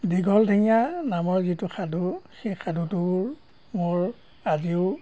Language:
Assamese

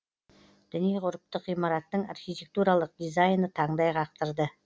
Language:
Kazakh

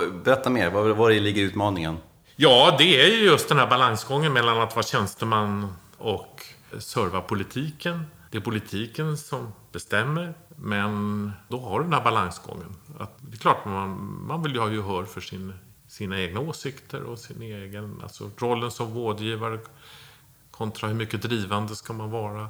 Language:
Swedish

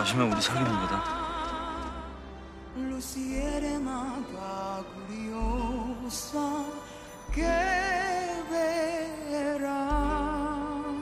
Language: Korean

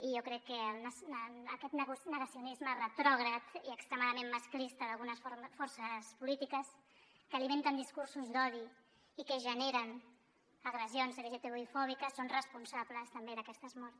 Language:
Catalan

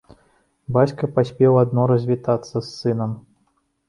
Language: Belarusian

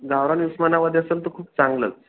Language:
Marathi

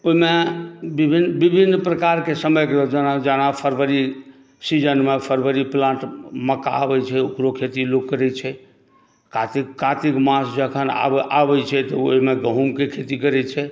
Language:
Maithili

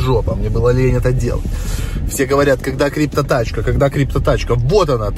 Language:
Russian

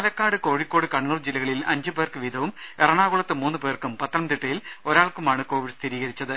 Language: Malayalam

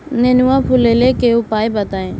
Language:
Bhojpuri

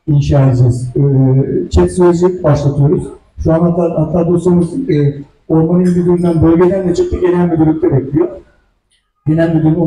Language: Turkish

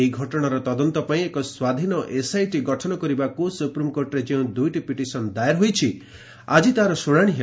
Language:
Odia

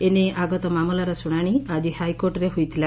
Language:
Odia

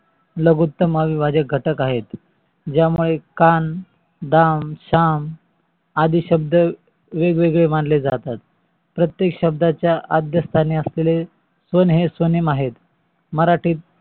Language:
Marathi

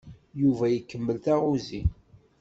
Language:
Kabyle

